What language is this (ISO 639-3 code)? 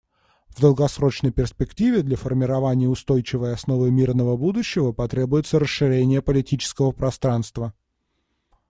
rus